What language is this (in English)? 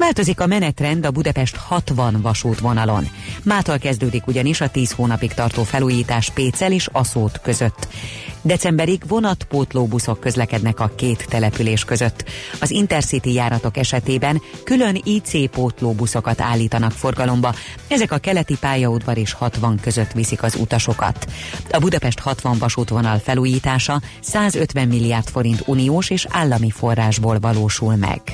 Hungarian